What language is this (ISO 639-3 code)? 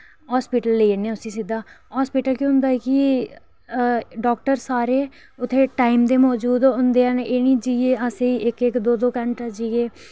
doi